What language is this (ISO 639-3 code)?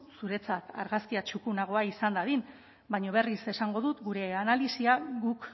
eus